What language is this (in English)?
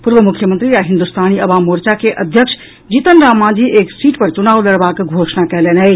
Maithili